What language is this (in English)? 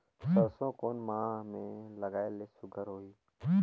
Chhattisgarhi